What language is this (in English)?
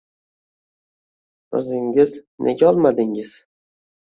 Uzbek